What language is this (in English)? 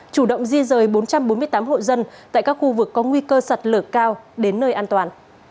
Vietnamese